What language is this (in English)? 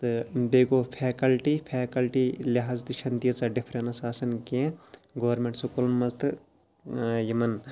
Kashmiri